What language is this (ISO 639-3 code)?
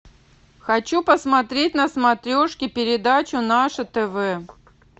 rus